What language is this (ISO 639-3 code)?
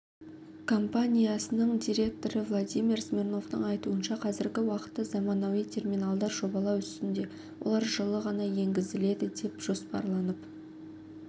kaz